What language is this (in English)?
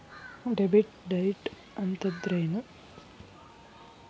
Kannada